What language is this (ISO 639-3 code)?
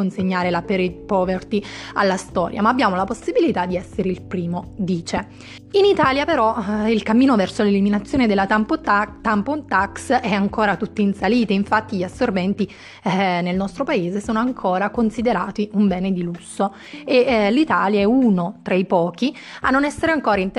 ita